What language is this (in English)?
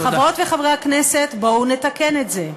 Hebrew